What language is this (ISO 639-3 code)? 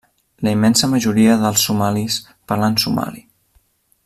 cat